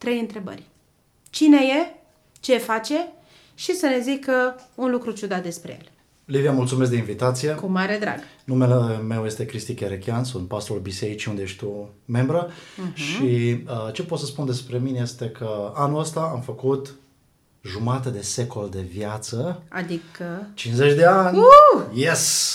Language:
Romanian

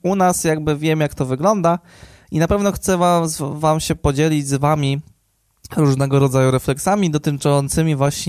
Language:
Polish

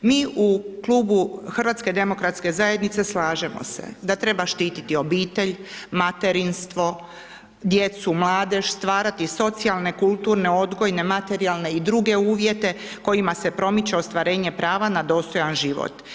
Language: Croatian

